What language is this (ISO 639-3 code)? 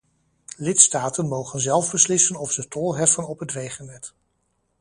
nld